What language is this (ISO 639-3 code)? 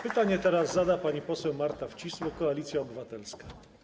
pol